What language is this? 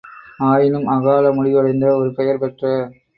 Tamil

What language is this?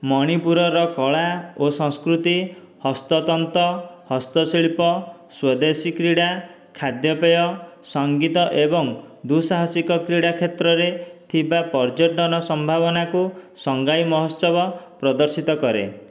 Odia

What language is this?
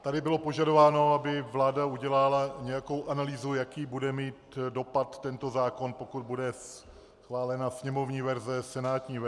Czech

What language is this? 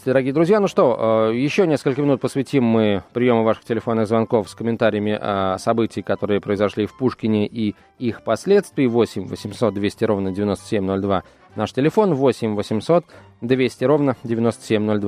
Russian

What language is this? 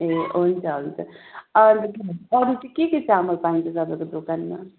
Nepali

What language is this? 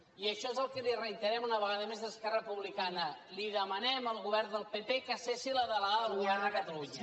Catalan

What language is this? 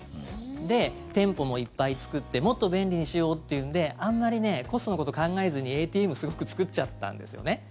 Japanese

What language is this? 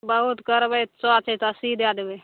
Maithili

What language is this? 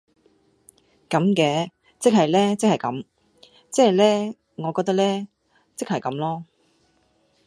Cantonese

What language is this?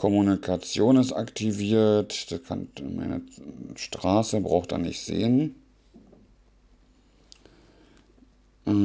German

